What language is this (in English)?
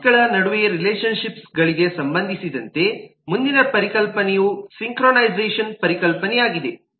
Kannada